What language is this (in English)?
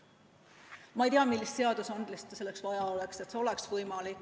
Estonian